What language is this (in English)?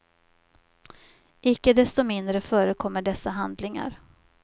Swedish